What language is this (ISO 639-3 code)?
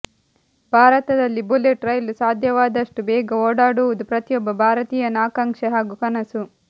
kan